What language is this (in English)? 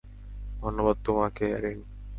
Bangla